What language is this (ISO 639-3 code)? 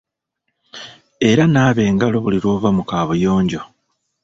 lug